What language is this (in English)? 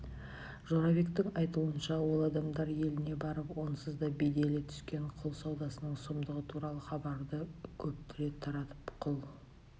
Kazakh